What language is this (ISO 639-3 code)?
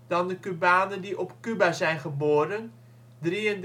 nld